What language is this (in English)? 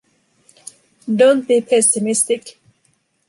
English